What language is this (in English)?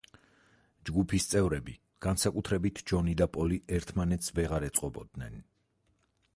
Georgian